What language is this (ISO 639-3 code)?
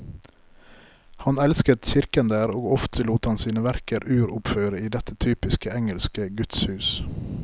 nor